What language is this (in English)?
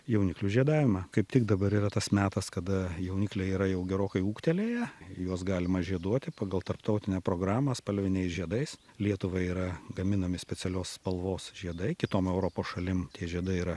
Lithuanian